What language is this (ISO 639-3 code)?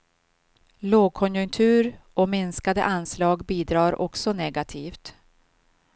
swe